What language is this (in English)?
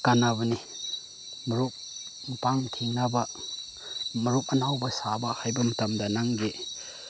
Manipuri